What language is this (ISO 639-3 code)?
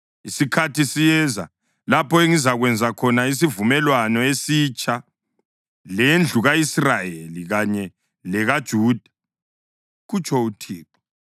nde